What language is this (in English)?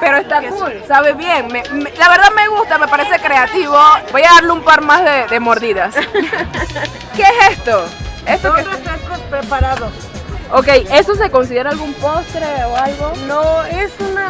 Spanish